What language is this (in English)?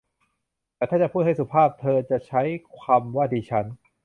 Thai